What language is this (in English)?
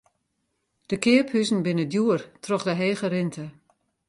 Western Frisian